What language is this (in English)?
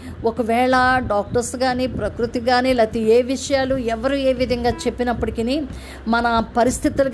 Telugu